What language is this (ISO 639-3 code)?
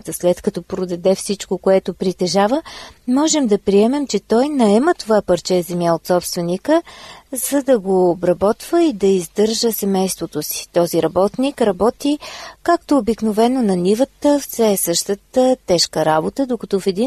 bul